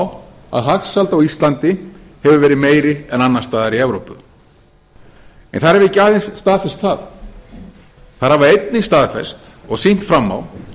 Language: Icelandic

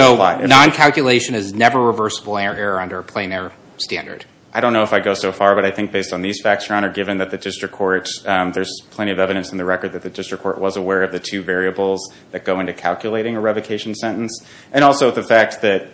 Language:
English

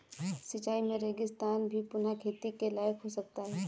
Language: Hindi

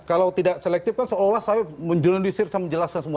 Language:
Indonesian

